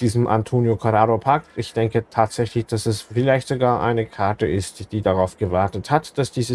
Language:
German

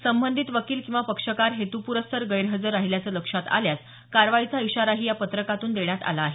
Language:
Marathi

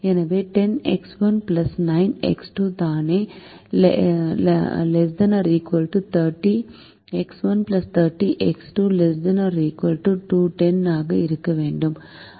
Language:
Tamil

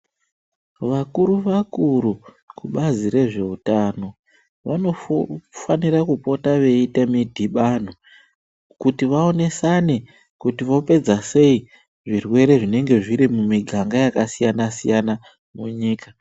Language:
Ndau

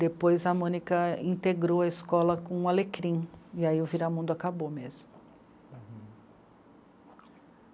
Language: Portuguese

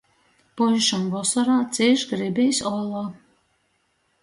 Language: Latgalian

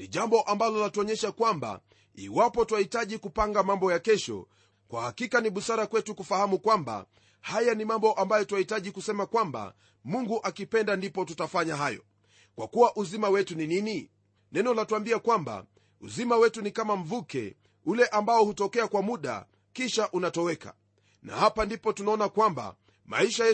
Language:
Swahili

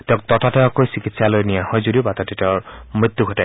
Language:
Assamese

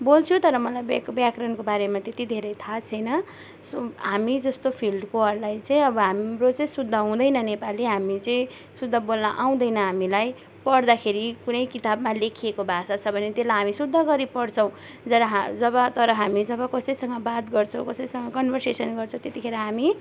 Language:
Nepali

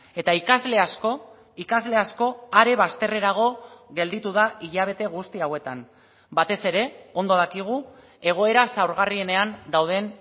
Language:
Basque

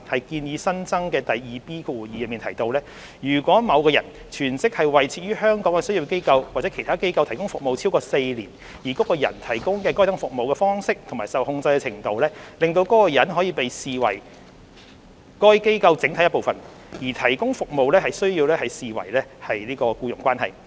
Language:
Cantonese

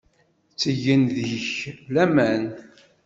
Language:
Kabyle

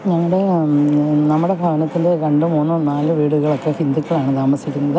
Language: Malayalam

